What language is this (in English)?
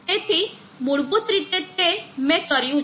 Gujarati